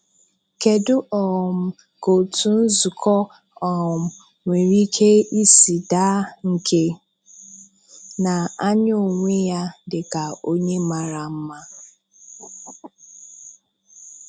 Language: Igbo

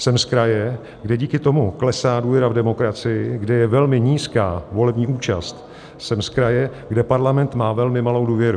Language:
Czech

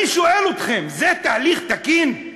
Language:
Hebrew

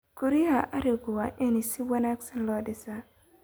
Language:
Somali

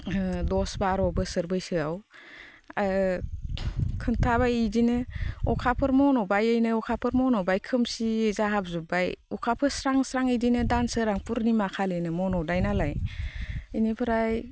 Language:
Bodo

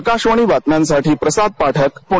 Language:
Marathi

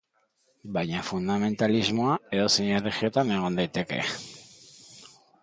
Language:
Basque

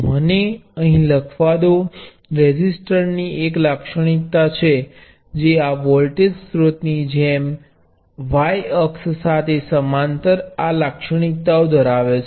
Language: Gujarati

